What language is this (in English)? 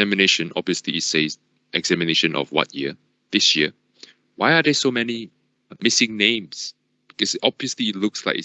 English